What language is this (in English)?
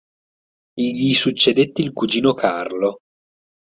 Italian